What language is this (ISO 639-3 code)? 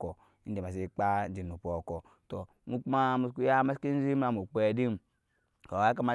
yes